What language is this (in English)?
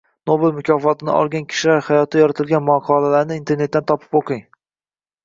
Uzbek